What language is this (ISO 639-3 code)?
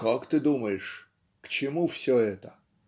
rus